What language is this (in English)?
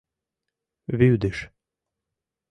Mari